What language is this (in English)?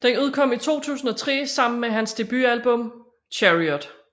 Danish